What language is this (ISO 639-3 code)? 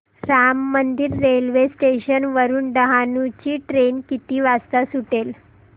mar